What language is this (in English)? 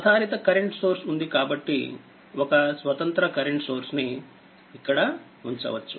Telugu